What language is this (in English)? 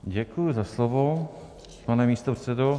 Czech